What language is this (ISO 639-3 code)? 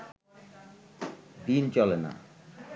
ben